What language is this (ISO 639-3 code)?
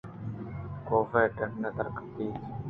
bgp